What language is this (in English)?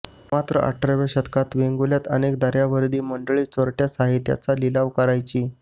Marathi